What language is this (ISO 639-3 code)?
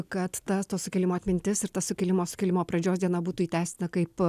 lit